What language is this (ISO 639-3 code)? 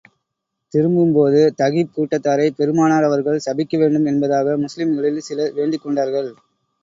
tam